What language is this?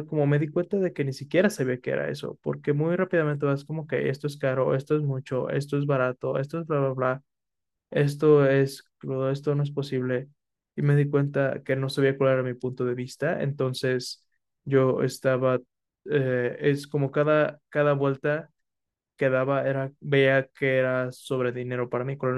Spanish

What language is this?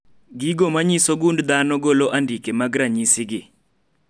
Luo (Kenya and Tanzania)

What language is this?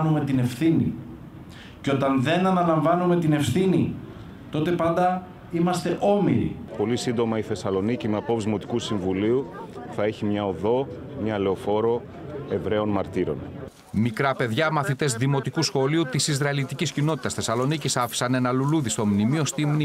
Greek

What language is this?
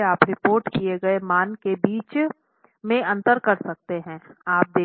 Hindi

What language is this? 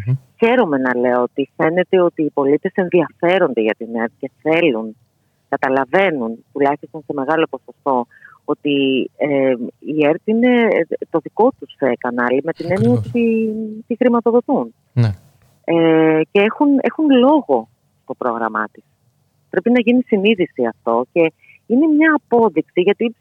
Greek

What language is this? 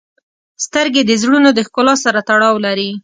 Pashto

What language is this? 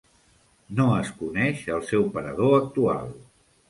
Catalan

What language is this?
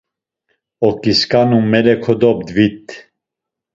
Laz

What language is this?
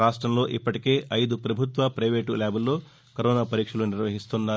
Telugu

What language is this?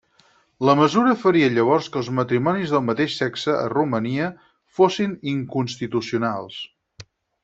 Catalan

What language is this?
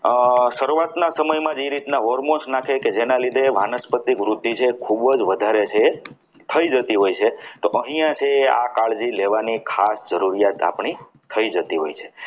Gujarati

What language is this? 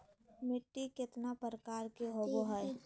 Magahi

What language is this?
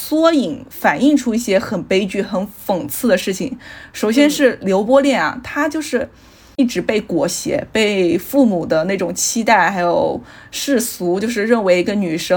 Chinese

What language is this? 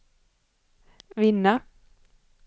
Swedish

